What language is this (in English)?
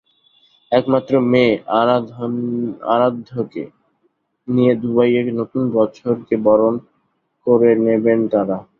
Bangla